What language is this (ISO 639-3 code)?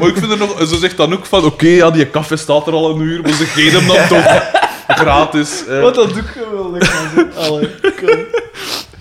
nld